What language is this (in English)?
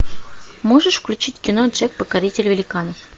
Russian